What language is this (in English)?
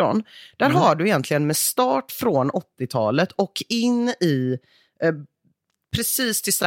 Swedish